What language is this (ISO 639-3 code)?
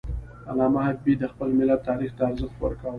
pus